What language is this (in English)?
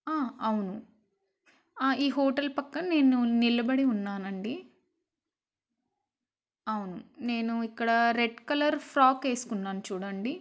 Telugu